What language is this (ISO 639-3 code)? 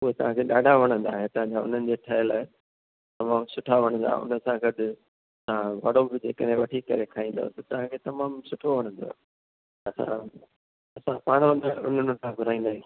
snd